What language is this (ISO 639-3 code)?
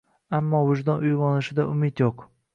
uzb